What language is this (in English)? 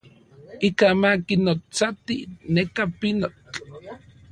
Central Puebla Nahuatl